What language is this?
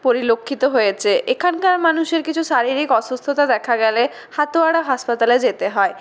Bangla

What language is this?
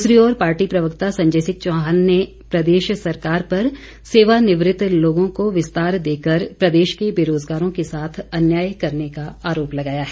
Hindi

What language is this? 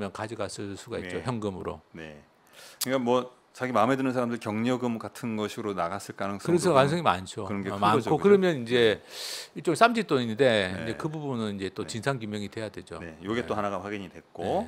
Korean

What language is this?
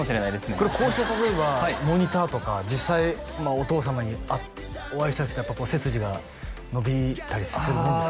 Japanese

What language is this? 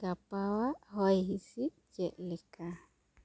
Santali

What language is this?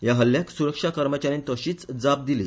Konkani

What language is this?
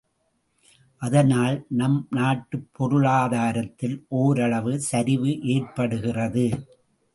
Tamil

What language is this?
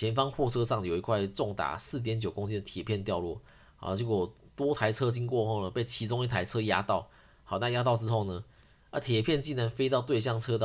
Chinese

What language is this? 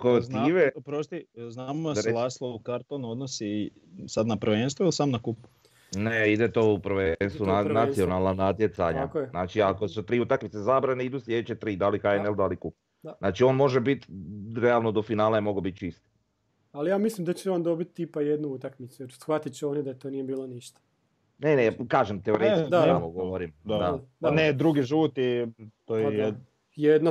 Croatian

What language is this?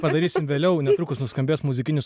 Lithuanian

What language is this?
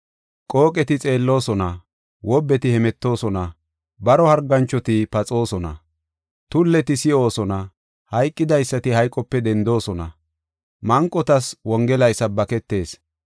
Gofa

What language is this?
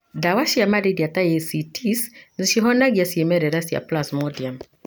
Kikuyu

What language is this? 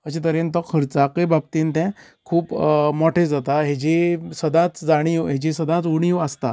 Konkani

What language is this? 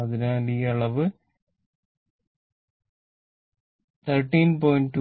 Malayalam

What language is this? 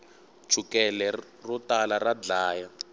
Tsonga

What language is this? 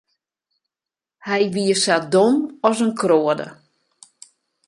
Western Frisian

